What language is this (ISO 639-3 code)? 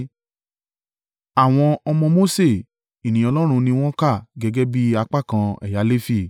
yor